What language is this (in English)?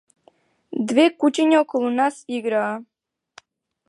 Macedonian